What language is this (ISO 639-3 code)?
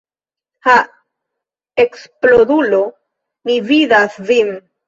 epo